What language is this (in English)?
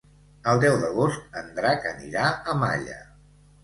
Catalan